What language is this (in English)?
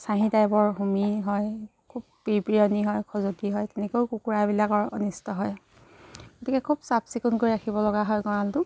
Assamese